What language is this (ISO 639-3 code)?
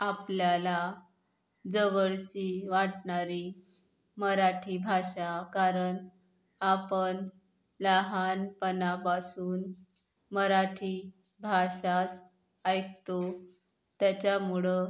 mar